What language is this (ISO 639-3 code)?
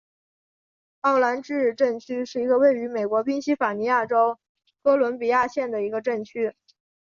zho